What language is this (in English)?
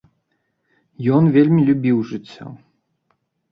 Belarusian